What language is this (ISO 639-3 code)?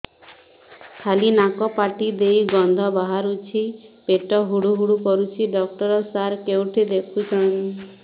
ori